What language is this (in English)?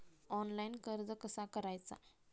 Marathi